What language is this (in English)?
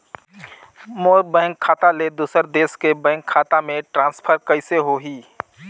Chhattisgarhi